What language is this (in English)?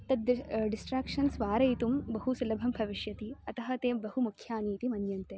Sanskrit